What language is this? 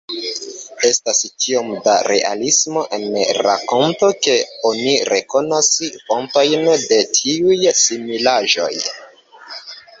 Esperanto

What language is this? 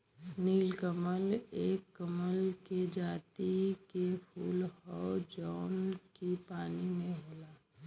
Bhojpuri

